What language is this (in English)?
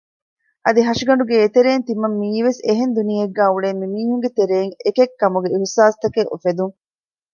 Divehi